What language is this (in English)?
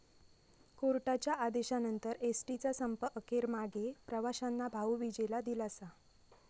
Marathi